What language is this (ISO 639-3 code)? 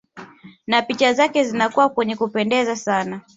swa